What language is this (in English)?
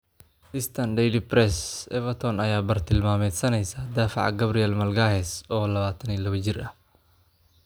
Somali